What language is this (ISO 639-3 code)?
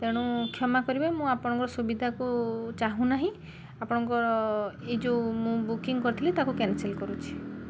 ori